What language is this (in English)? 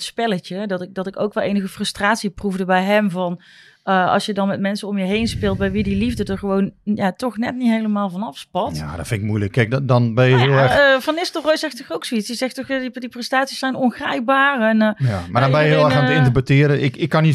Dutch